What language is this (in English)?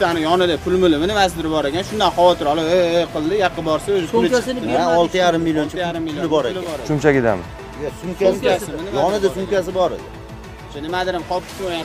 Turkish